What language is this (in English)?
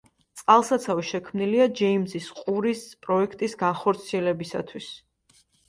Georgian